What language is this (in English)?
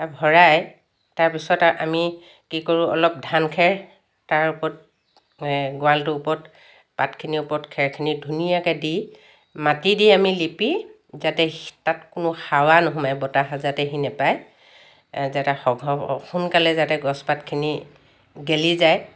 Assamese